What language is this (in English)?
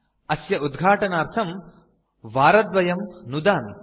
Sanskrit